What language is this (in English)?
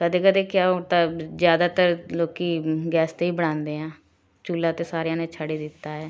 Punjabi